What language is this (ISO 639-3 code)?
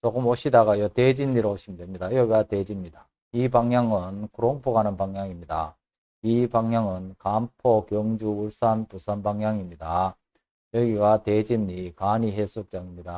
kor